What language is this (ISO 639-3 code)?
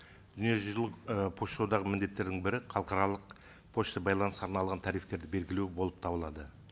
kaz